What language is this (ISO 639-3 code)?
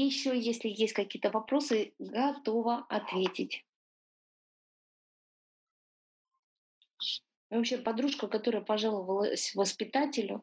rus